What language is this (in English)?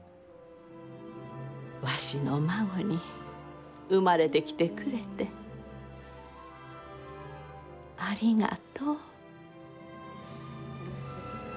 Japanese